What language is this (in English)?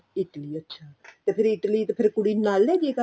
Punjabi